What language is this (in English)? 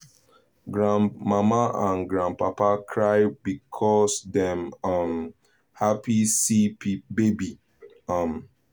Nigerian Pidgin